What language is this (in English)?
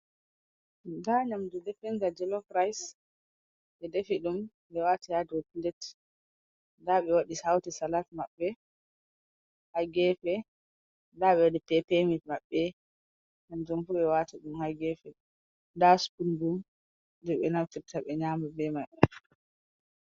Fula